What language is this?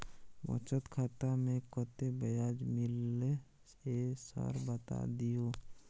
Maithili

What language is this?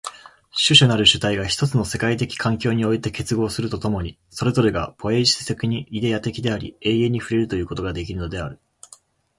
Japanese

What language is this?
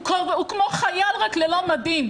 Hebrew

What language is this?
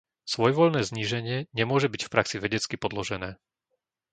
Slovak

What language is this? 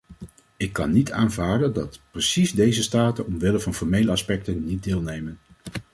Dutch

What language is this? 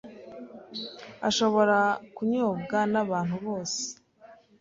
Kinyarwanda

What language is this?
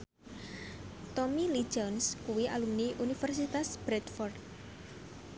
Javanese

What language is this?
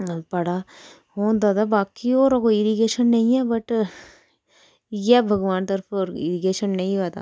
Dogri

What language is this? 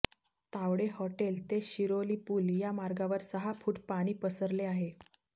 Marathi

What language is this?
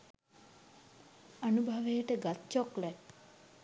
Sinhala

